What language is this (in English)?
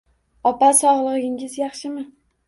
Uzbek